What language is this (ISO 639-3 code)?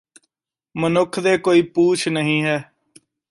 pan